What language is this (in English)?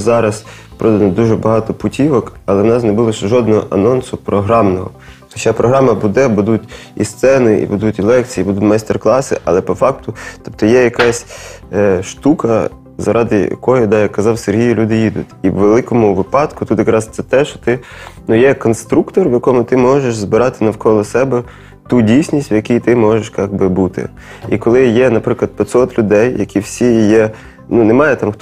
Ukrainian